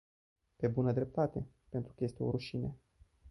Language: Romanian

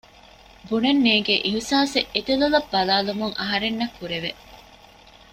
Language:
Divehi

